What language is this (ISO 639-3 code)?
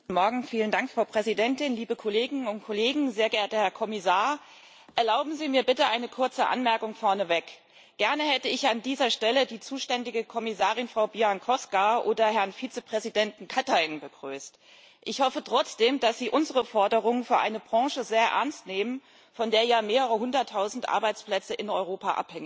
deu